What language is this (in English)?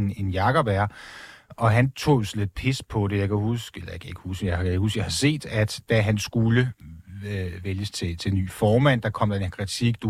Danish